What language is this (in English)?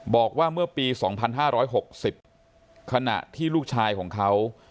Thai